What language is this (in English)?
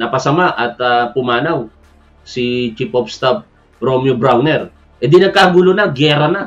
Filipino